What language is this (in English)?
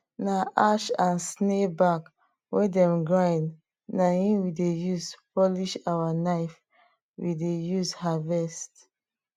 Nigerian Pidgin